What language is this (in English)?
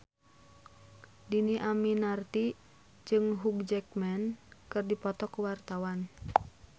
Sundanese